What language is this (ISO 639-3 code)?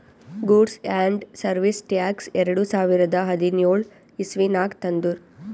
kan